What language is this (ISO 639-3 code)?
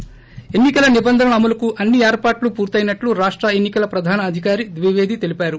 tel